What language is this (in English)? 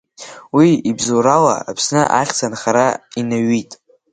Abkhazian